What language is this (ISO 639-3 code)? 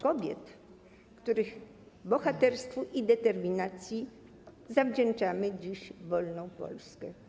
pol